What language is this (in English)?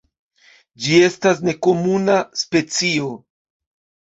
Esperanto